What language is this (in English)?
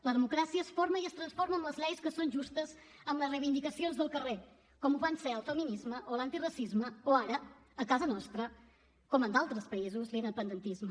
Catalan